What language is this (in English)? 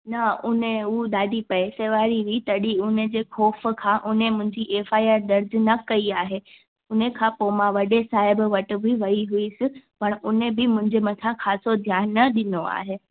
Sindhi